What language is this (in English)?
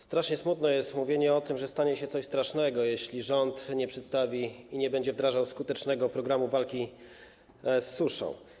Polish